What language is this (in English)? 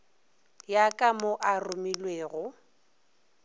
Northern Sotho